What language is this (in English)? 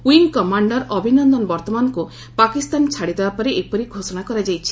Odia